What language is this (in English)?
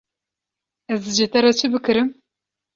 Kurdish